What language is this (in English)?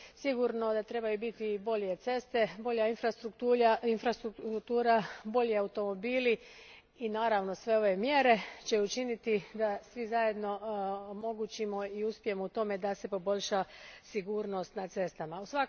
Croatian